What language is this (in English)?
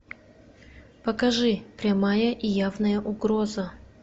Russian